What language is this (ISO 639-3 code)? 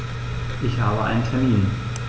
deu